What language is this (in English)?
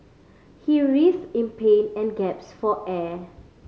English